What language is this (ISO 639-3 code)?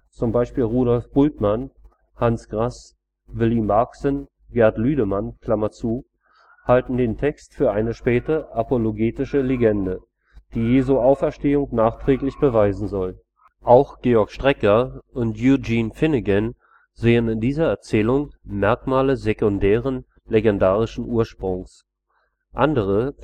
deu